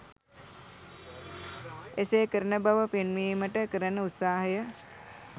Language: Sinhala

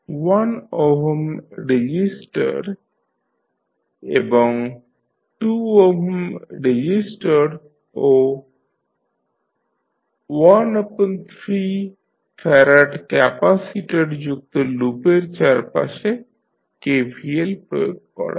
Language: Bangla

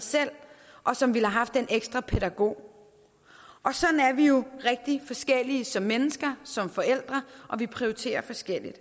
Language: Danish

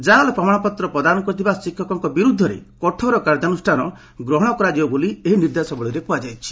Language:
Odia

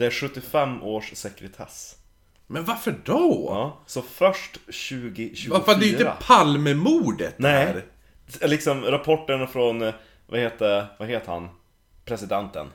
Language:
Swedish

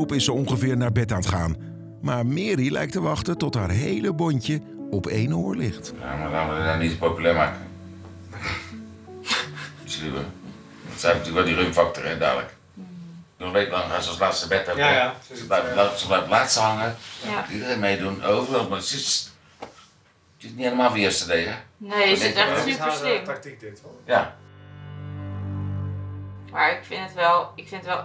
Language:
Dutch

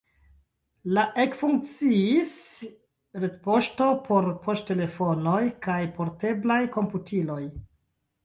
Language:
Esperanto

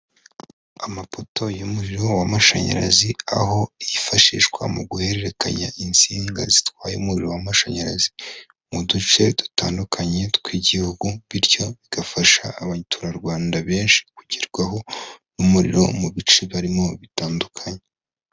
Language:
Kinyarwanda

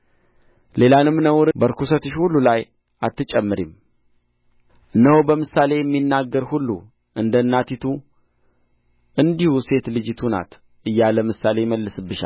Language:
Amharic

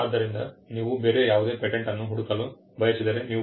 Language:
Kannada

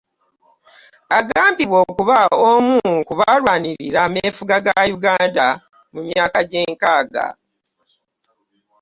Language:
Ganda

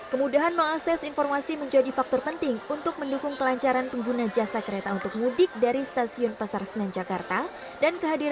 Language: Indonesian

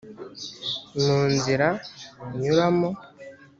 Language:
Kinyarwanda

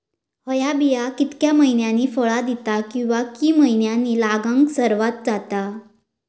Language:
Marathi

